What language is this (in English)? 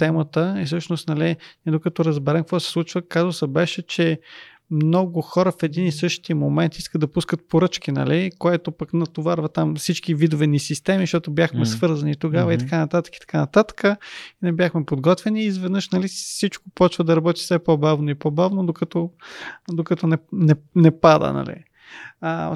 Bulgarian